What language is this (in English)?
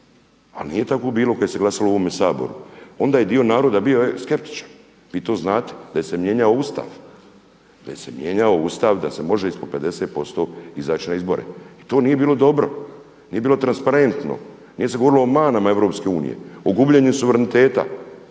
Croatian